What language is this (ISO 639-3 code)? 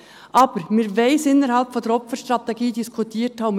gsw